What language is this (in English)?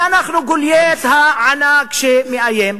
Hebrew